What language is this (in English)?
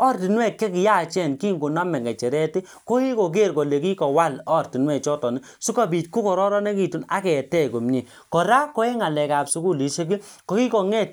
Kalenjin